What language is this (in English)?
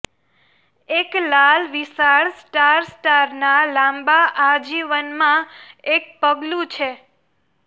Gujarati